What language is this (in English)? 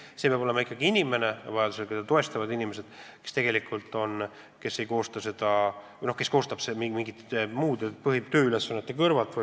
Estonian